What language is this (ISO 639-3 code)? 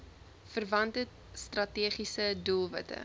afr